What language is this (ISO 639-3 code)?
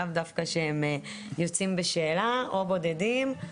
heb